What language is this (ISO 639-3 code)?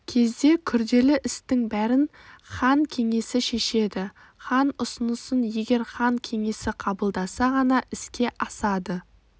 kaz